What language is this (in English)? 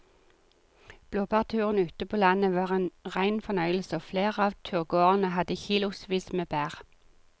Norwegian